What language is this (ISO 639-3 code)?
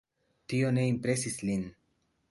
epo